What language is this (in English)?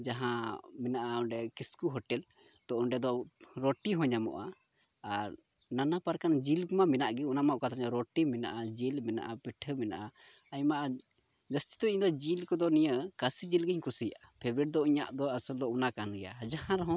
Santali